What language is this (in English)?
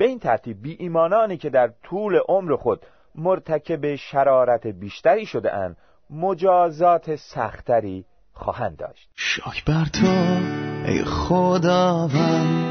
Persian